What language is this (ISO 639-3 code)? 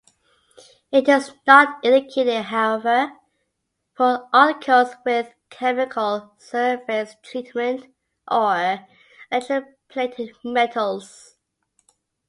eng